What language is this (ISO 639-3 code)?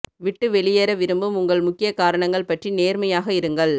tam